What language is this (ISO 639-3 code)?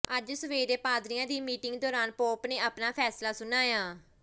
pan